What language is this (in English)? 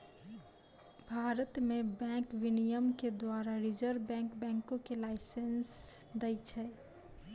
Maithili